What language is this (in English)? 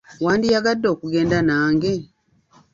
Ganda